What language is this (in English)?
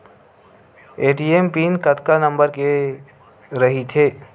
Chhattisgarhi